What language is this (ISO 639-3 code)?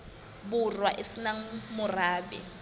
sot